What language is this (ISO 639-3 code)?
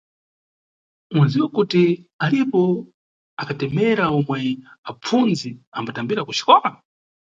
nyu